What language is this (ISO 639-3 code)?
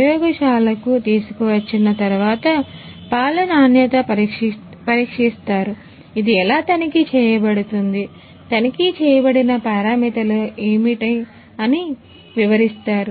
tel